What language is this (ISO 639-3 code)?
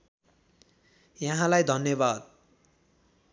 nep